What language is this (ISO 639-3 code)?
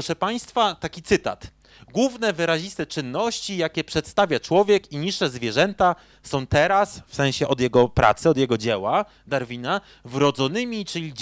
pol